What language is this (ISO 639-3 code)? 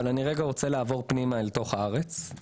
heb